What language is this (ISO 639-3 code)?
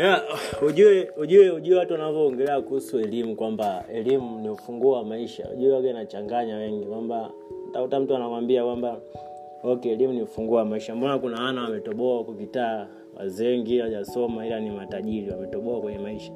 swa